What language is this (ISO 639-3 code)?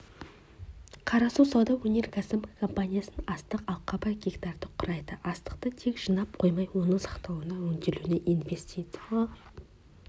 kaz